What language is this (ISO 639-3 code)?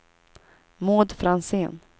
swe